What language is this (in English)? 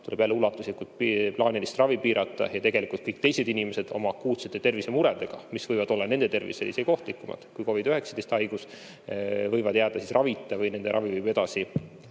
Estonian